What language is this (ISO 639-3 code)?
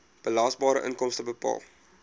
afr